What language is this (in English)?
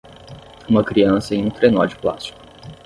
Portuguese